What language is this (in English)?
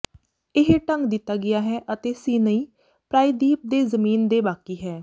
Punjabi